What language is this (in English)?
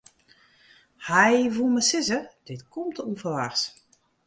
Western Frisian